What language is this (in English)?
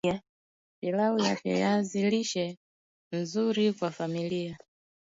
Swahili